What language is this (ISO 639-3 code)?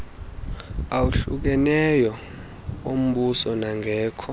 xho